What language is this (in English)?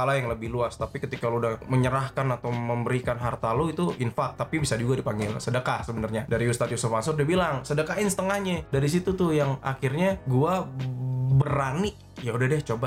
Indonesian